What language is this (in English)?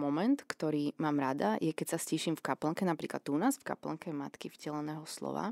Slovak